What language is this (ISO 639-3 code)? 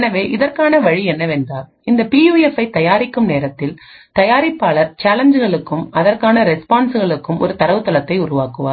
tam